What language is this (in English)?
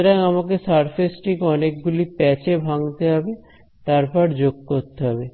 Bangla